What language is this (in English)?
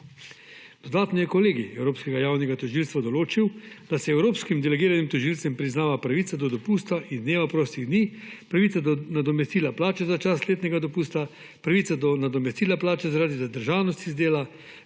Slovenian